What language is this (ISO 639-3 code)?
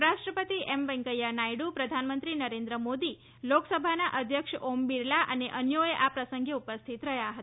guj